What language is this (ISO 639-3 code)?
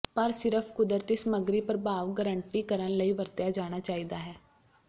pan